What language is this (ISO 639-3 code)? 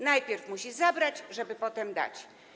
pol